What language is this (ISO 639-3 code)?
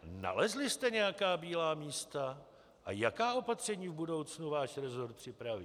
ces